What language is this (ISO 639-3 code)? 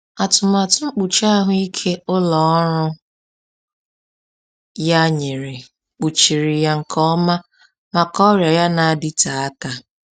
ibo